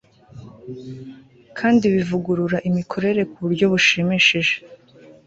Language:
Kinyarwanda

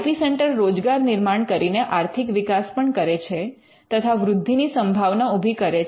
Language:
Gujarati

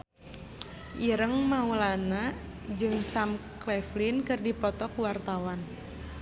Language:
Sundanese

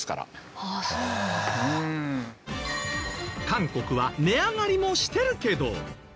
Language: Japanese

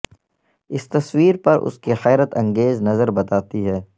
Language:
Urdu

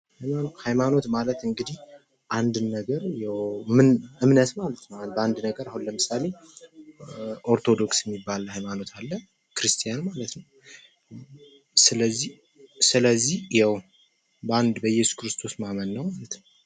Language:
Amharic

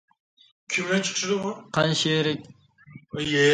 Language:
Uyghur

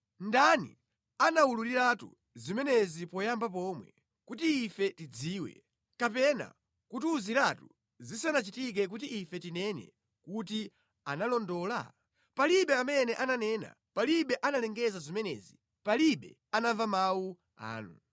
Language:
Nyanja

